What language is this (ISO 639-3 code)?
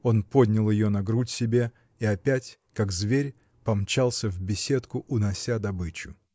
rus